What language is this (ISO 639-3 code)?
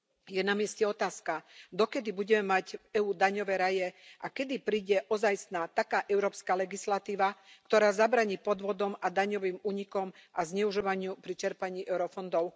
slk